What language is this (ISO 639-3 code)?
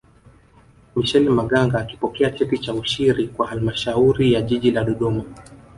swa